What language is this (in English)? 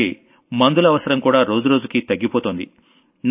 Telugu